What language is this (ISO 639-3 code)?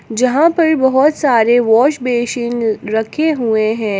hin